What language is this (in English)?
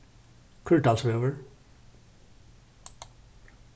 Faroese